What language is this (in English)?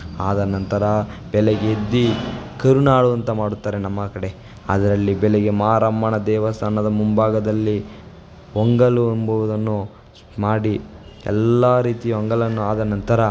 Kannada